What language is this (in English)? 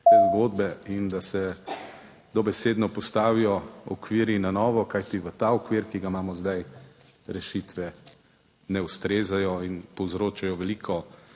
Slovenian